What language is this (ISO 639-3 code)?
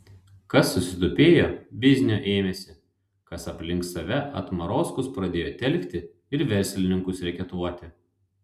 lit